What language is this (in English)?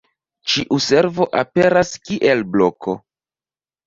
Esperanto